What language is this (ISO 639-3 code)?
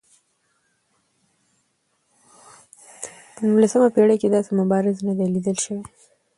pus